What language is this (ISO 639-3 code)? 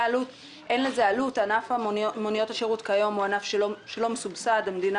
heb